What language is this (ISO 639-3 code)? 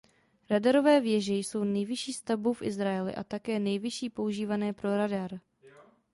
ces